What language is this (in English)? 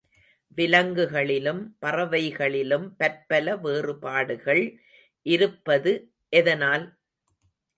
Tamil